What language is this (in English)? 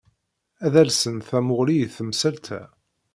Kabyle